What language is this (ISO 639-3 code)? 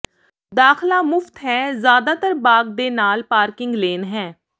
pan